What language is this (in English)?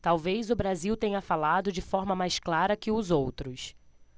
Portuguese